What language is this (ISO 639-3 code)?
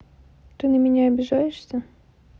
rus